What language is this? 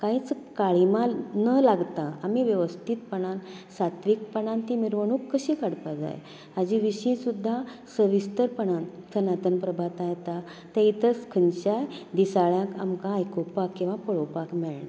Konkani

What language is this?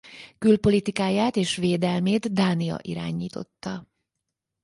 Hungarian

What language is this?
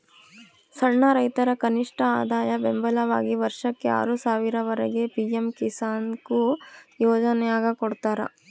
Kannada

